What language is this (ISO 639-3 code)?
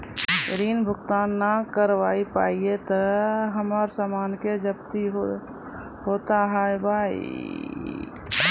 mai